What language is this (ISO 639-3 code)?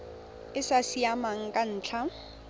tsn